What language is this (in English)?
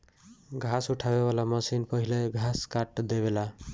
Bhojpuri